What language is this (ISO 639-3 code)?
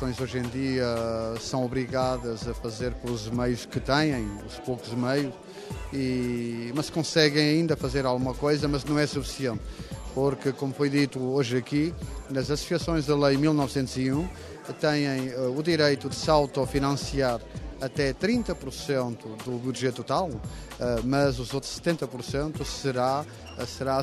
por